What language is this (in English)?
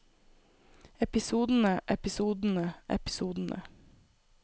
Norwegian